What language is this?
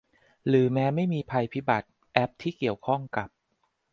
Thai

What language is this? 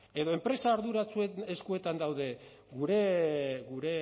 Basque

